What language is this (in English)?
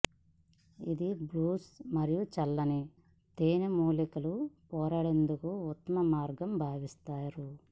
Telugu